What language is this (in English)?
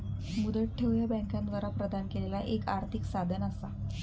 Marathi